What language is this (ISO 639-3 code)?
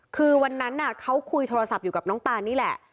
tha